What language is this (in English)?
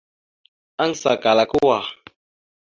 Mada (Cameroon)